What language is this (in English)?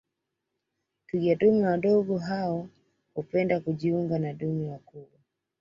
Swahili